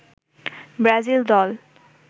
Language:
Bangla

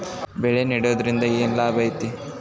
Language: Kannada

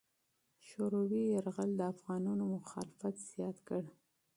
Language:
Pashto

